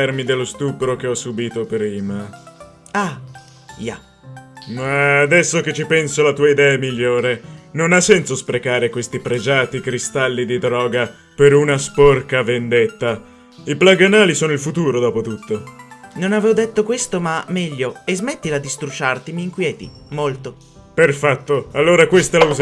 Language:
Italian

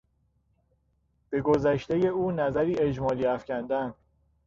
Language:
Persian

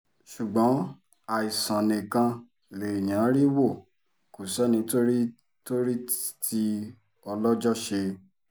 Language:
Yoruba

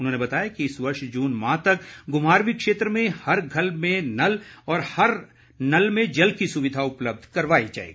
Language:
Hindi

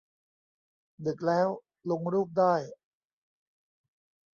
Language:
Thai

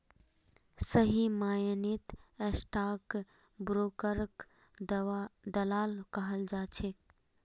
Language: Magahi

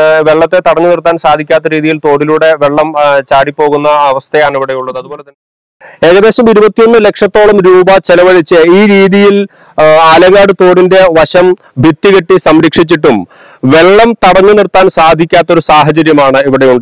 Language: Malayalam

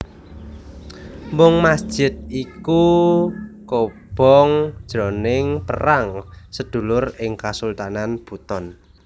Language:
Javanese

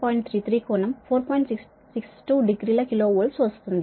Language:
Telugu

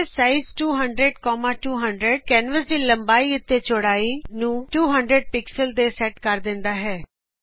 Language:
Punjabi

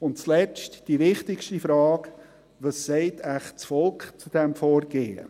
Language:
Swiss German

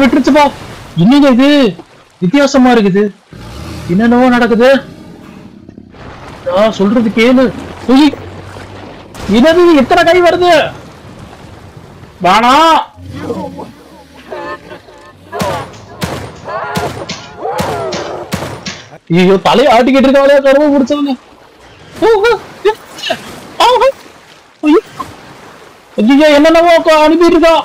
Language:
Tamil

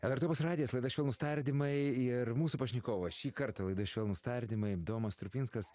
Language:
Lithuanian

